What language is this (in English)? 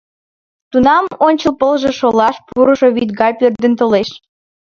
Mari